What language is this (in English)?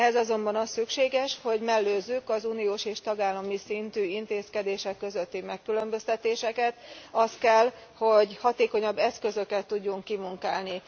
Hungarian